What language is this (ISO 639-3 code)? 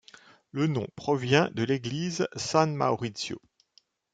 fra